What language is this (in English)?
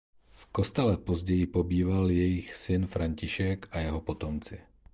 Czech